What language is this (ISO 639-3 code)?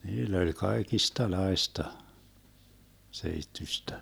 fin